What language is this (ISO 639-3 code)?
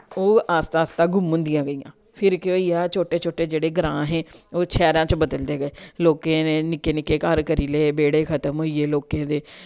doi